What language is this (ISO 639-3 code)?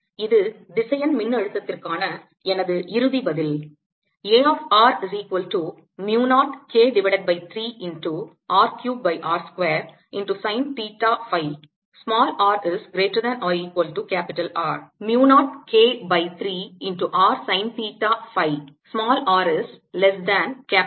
tam